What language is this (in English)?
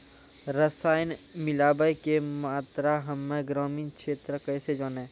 Maithili